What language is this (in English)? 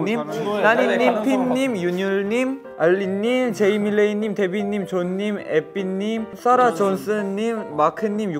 Korean